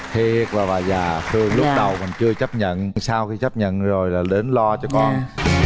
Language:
Vietnamese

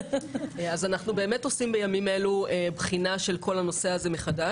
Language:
Hebrew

